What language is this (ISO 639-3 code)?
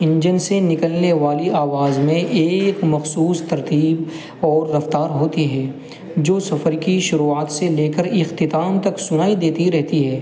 urd